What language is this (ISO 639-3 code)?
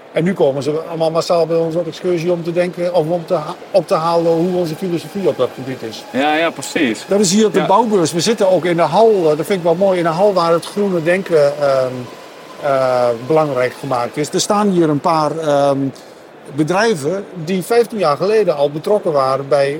nld